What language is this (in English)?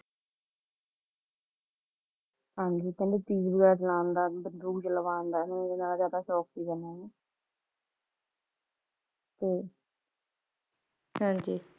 Punjabi